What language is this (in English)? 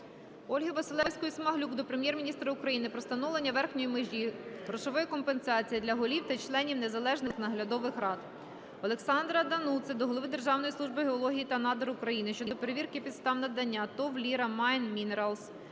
Ukrainian